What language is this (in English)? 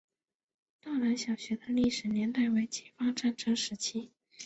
Chinese